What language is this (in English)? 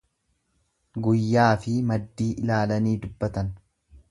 Oromo